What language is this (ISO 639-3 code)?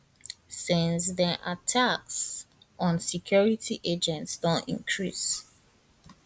pcm